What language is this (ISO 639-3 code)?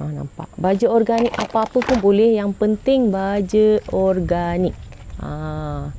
msa